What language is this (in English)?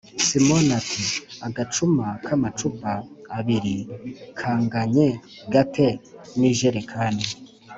Kinyarwanda